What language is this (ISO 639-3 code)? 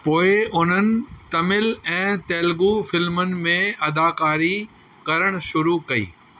snd